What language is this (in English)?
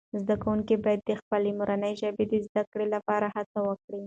Pashto